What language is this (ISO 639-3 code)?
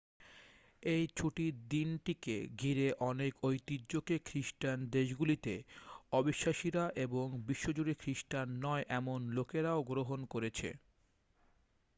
ben